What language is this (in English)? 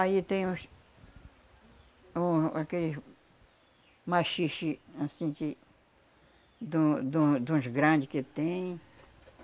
Portuguese